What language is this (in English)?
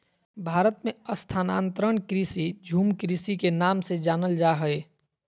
Magahi